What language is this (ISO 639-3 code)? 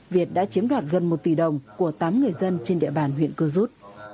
vie